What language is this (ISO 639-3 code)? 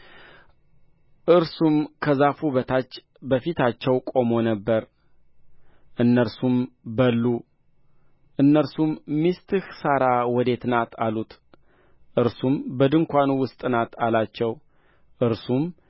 amh